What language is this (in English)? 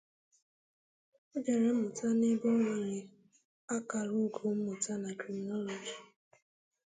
Igbo